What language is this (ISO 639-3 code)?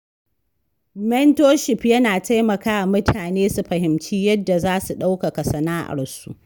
hau